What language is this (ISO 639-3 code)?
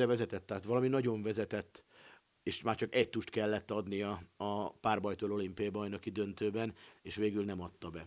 hun